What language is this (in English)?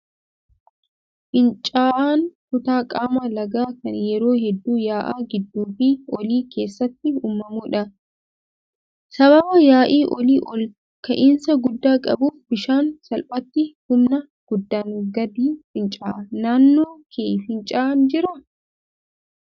Oromo